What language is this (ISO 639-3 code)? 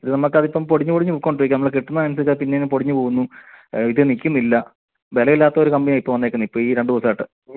mal